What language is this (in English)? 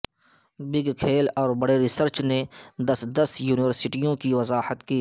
Urdu